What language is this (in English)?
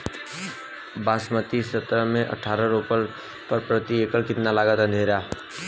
Bhojpuri